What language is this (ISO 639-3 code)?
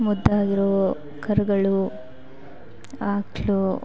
kan